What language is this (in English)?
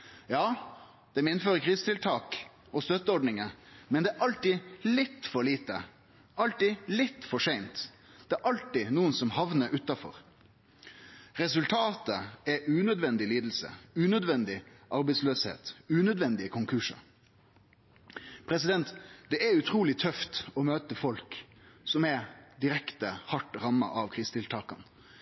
Norwegian Nynorsk